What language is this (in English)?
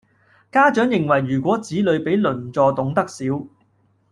Cantonese